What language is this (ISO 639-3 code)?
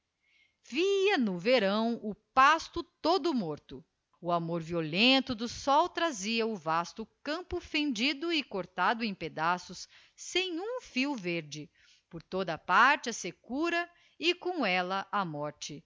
por